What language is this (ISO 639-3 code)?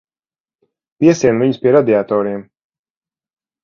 lav